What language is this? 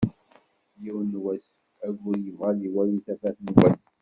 Kabyle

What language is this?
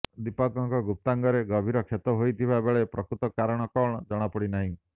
Odia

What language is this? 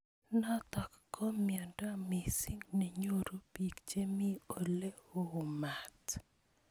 Kalenjin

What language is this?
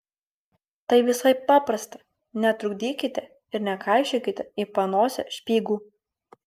Lithuanian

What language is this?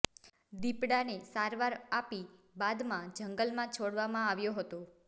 Gujarati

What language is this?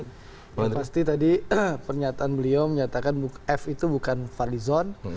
Indonesian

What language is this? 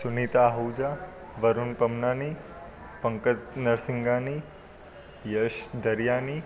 Sindhi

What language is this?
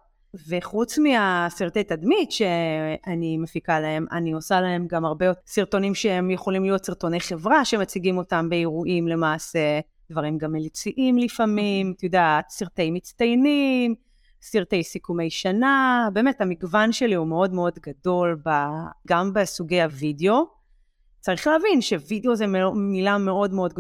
Hebrew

